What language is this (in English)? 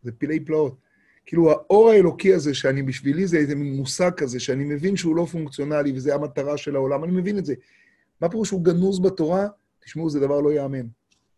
Hebrew